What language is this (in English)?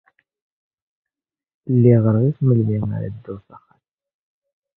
Kabyle